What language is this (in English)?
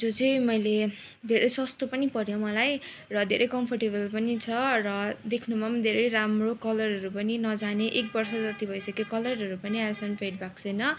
Nepali